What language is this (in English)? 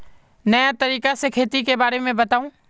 Magahi